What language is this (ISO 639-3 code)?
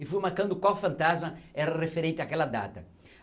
por